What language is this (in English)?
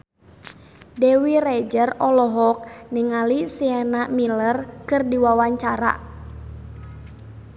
Sundanese